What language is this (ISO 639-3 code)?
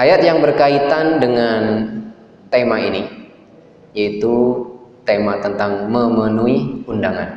ind